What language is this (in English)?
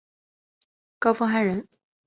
Chinese